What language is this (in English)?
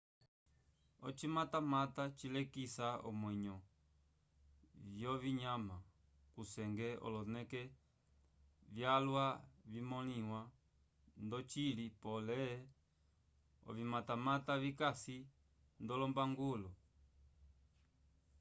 Umbundu